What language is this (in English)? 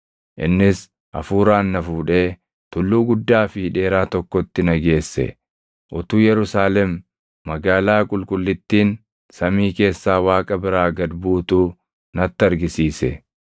Oromo